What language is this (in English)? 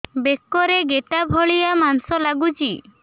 Odia